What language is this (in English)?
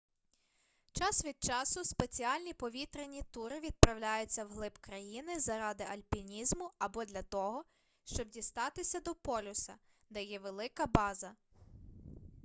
Ukrainian